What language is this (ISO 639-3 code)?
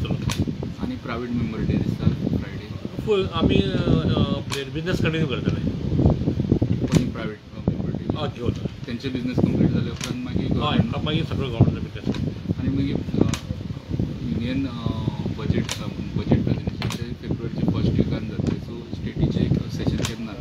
ron